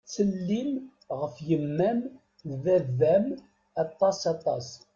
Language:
Kabyle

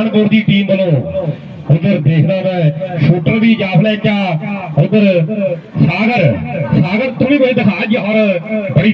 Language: Punjabi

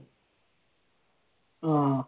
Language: Malayalam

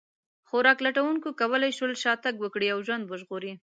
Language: Pashto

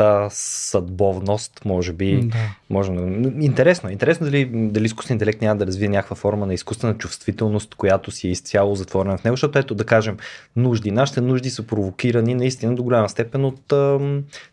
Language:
Bulgarian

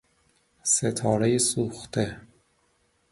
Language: Persian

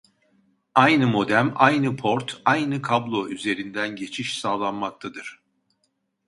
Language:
Turkish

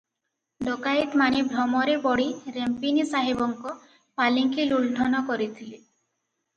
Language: Odia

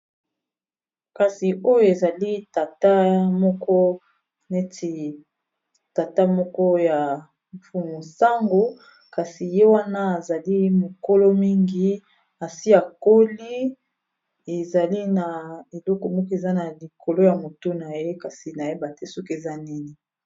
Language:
Lingala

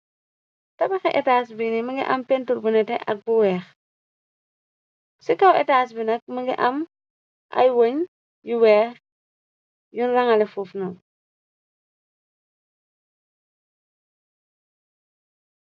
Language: Wolof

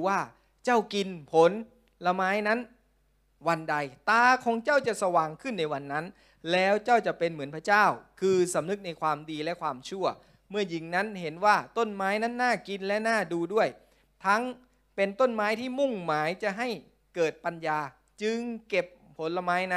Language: Thai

